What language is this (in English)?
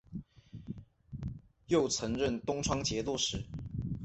Chinese